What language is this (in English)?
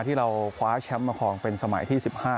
Thai